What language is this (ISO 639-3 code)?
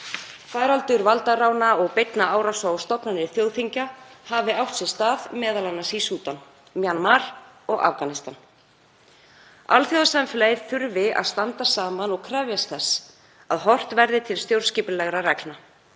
isl